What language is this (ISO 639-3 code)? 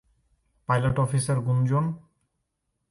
ben